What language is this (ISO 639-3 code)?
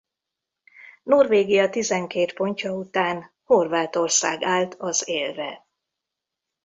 hun